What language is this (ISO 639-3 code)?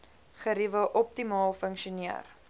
afr